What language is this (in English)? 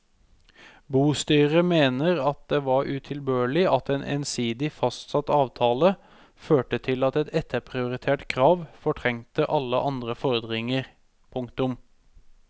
Norwegian